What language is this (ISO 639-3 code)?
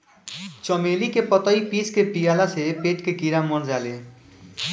bho